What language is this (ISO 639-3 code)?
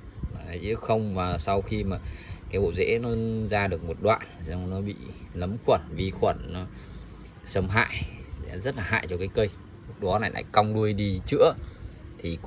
vie